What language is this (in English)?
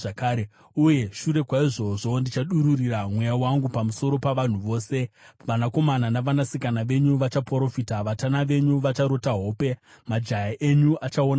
Shona